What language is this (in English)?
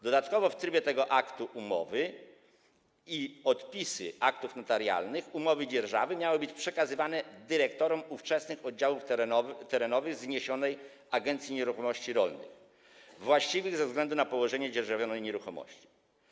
Polish